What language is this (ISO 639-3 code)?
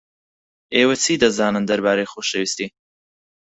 ckb